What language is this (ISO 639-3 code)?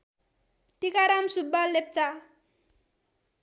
nep